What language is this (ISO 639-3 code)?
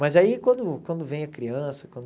por